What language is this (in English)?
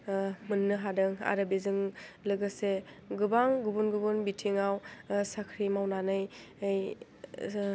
Bodo